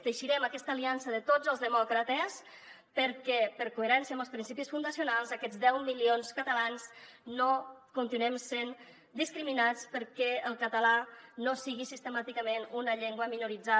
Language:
Catalan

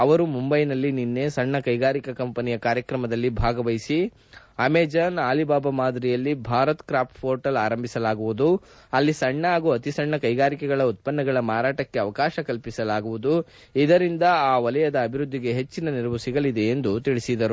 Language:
Kannada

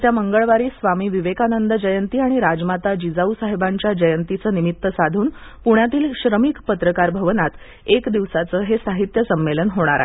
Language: Marathi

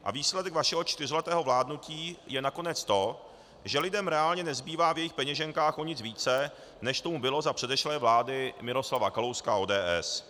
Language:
Czech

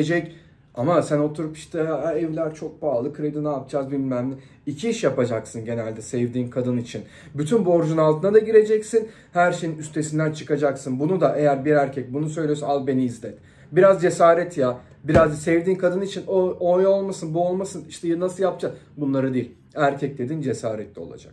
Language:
Turkish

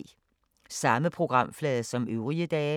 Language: Danish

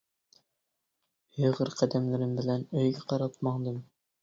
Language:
Uyghur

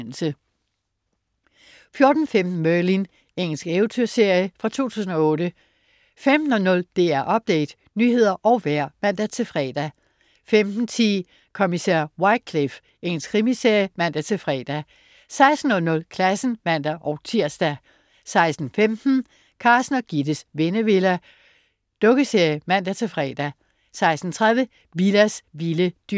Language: Danish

